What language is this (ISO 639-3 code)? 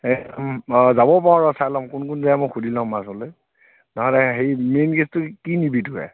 asm